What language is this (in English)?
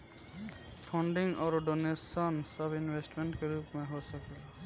Bhojpuri